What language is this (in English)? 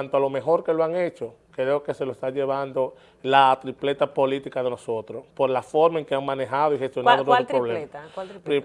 Spanish